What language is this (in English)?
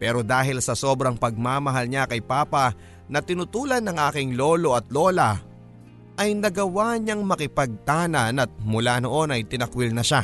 Filipino